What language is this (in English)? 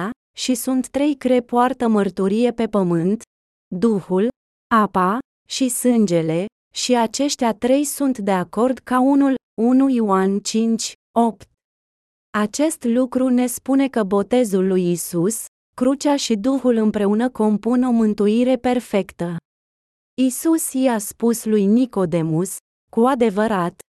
Romanian